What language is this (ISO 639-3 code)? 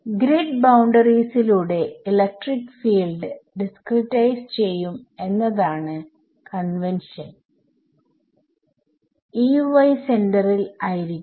mal